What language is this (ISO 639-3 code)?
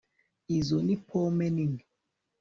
kin